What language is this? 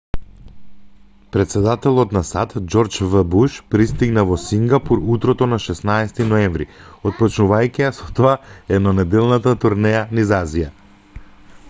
Macedonian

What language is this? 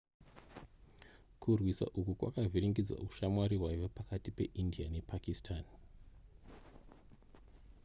Shona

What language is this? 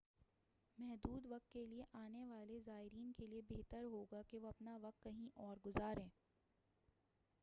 Urdu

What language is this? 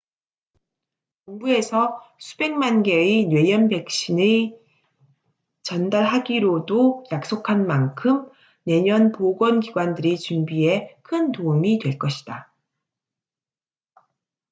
Korean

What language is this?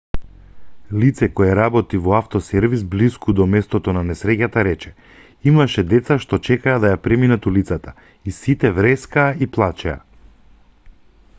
Macedonian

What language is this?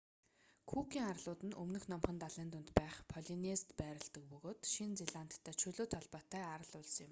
Mongolian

